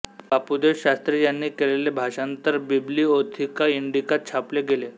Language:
Marathi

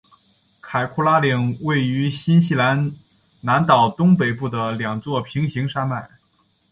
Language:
Chinese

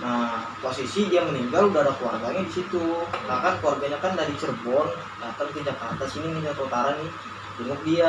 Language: Indonesian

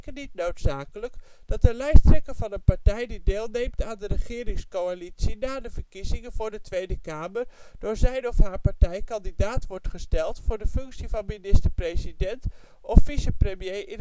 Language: Dutch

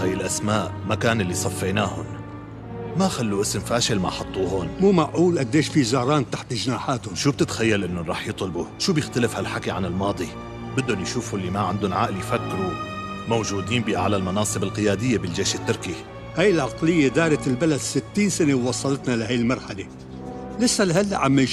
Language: Arabic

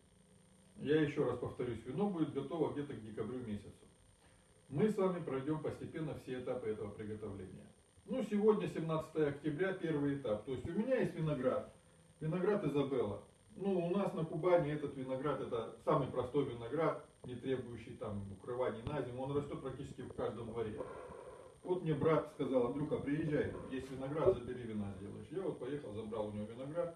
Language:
Russian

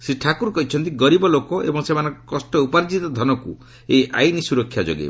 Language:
Odia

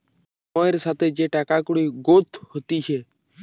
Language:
Bangla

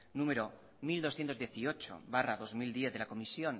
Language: Spanish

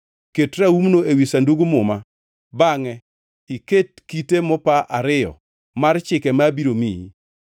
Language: Luo (Kenya and Tanzania)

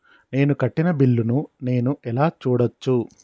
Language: Telugu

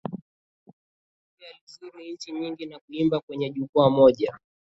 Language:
Swahili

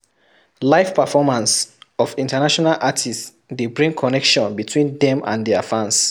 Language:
Nigerian Pidgin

